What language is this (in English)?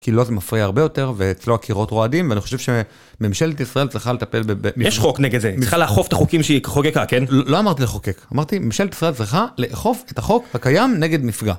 Hebrew